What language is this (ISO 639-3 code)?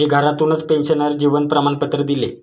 mar